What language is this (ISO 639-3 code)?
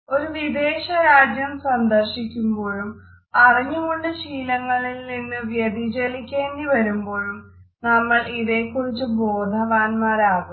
mal